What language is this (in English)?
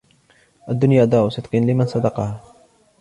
Arabic